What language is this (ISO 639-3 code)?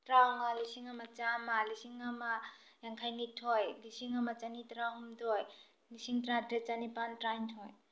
mni